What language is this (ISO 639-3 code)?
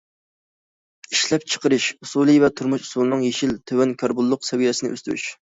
uig